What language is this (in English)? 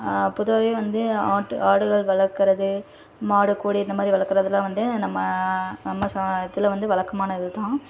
Tamil